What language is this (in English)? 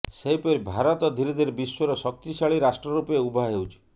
Odia